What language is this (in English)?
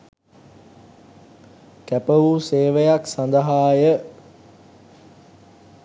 Sinhala